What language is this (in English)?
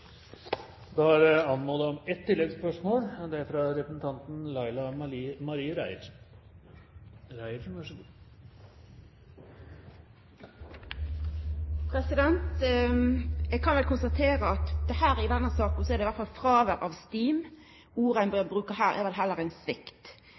Norwegian